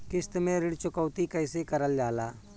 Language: Bhojpuri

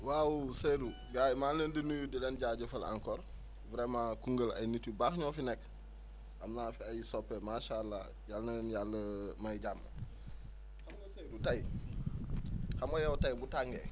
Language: Wolof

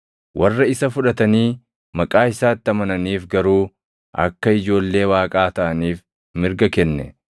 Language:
Oromo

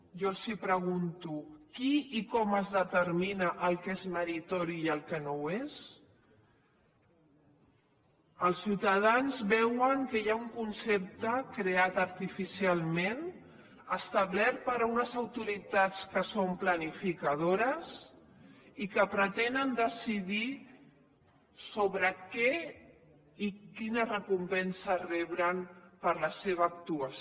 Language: Catalan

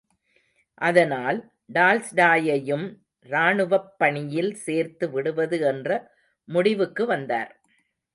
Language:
Tamil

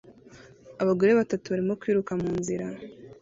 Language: Kinyarwanda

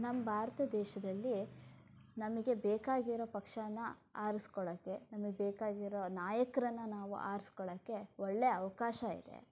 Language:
Kannada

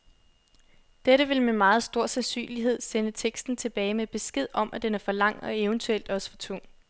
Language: Danish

